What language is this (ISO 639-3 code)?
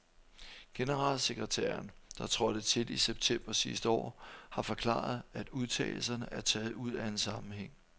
dan